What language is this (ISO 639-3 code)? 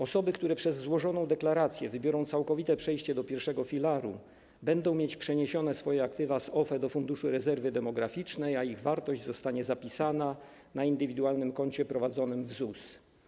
pol